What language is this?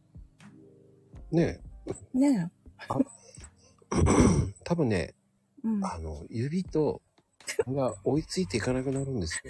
Japanese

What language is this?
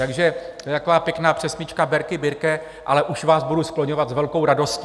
Czech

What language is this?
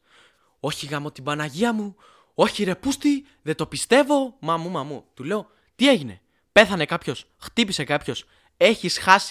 Greek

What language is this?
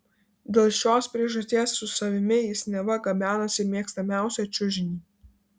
Lithuanian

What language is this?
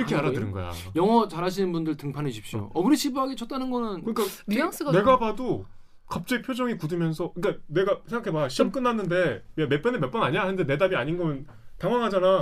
Korean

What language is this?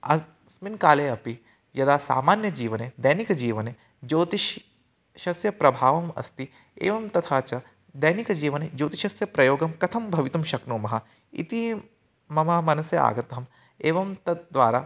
Sanskrit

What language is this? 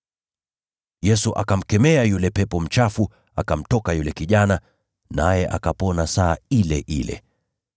Swahili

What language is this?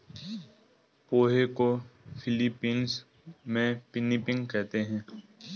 Hindi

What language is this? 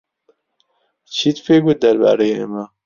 Central Kurdish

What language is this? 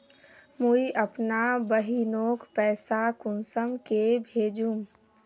Magahi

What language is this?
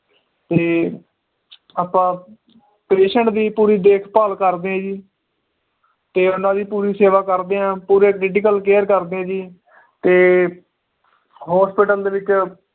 Punjabi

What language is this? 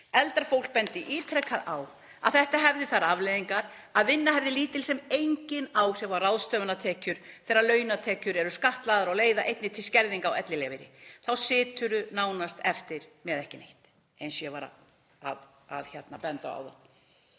Icelandic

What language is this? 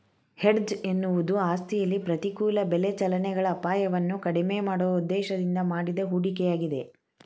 Kannada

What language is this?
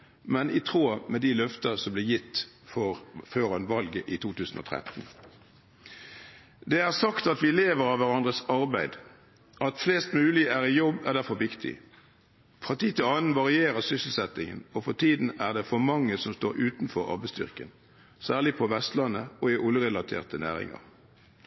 Norwegian Bokmål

